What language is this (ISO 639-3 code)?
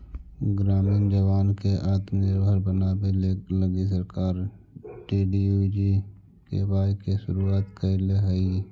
mag